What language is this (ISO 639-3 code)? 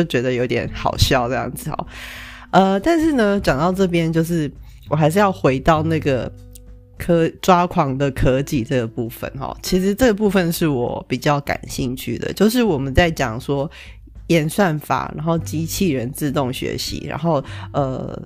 zho